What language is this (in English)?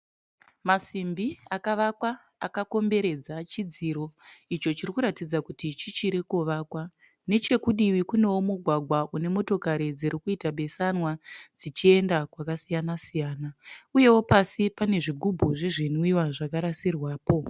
Shona